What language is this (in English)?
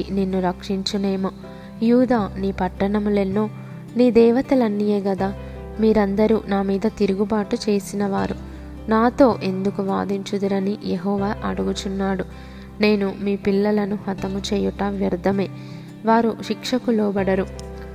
Telugu